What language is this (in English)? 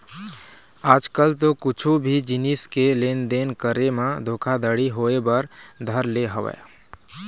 Chhattisgarhi